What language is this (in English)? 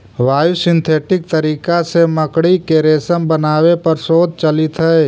Magahi